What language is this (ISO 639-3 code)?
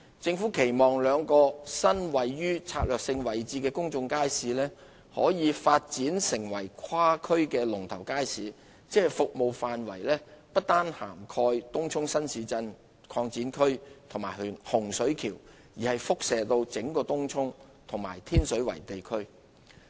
yue